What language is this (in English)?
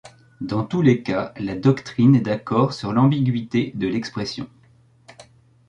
French